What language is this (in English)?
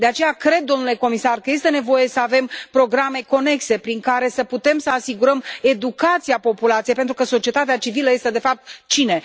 Romanian